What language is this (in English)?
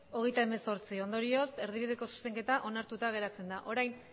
Basque